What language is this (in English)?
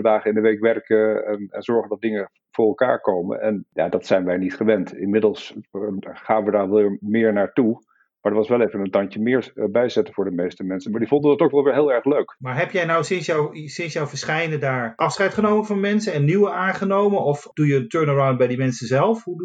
Dutch